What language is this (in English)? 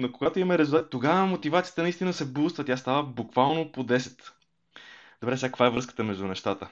Bulgarian